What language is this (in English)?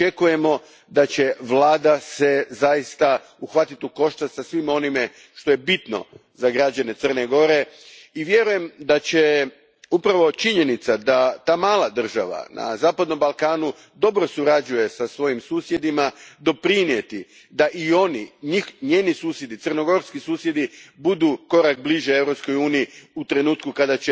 Croatian